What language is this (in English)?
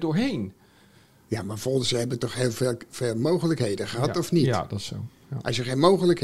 Dutch